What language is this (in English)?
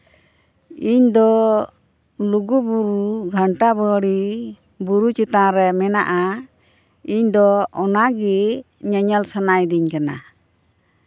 Santali